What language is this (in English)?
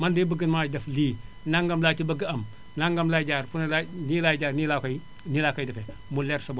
Wolof